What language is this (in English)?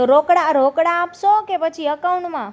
Gujarati